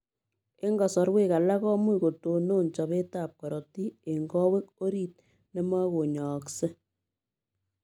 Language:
Kalenjin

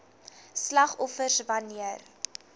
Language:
Afrikaans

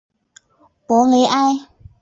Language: Chinese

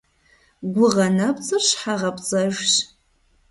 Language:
Kabardian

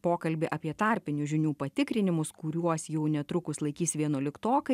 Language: Lithuanian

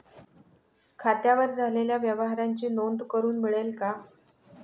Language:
Marathi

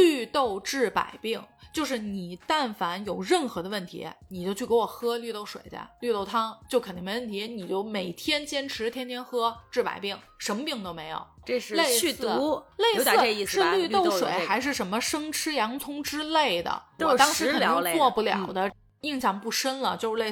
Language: Chinese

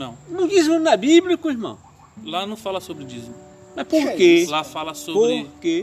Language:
Portuguese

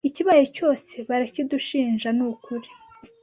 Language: Kinyarwanda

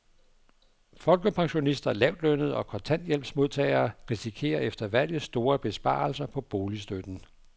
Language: Danish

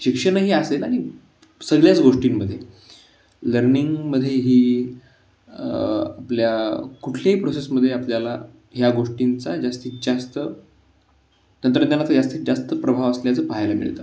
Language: Marathi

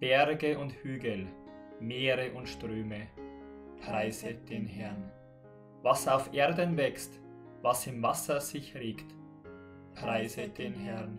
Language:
German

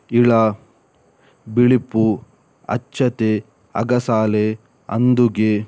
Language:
Kannada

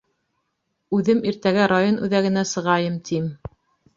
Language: Bashkir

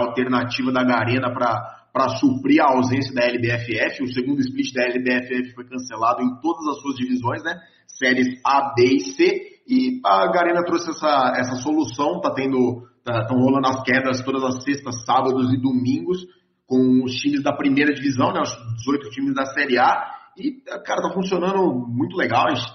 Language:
Portuguese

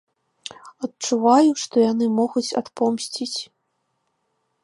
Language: Belarusian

